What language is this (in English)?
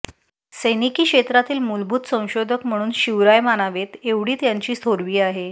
Marathi